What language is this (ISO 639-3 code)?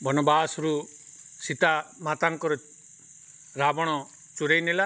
ori